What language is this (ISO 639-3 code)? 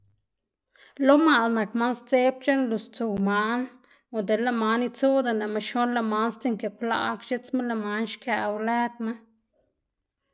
ztg